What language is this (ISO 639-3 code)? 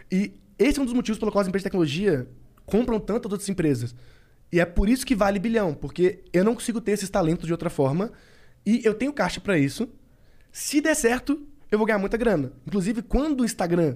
por